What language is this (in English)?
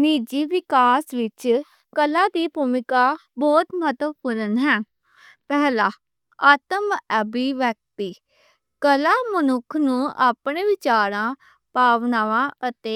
Western Panjabi